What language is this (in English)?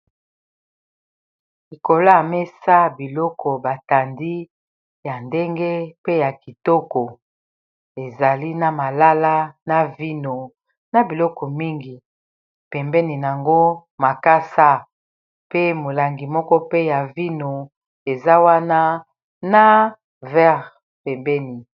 Lingala